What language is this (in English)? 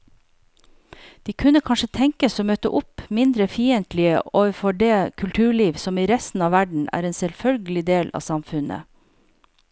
Norwegian